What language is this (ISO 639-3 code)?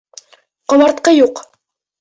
bak